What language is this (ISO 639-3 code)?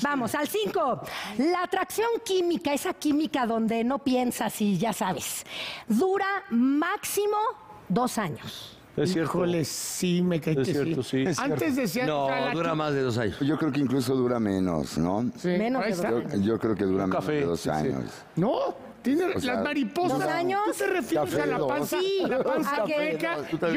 spa